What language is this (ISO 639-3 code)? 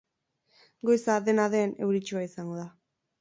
eus